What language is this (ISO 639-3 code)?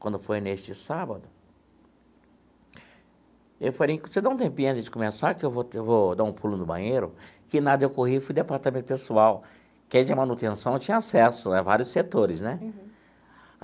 por